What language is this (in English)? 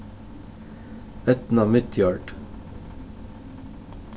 Faroese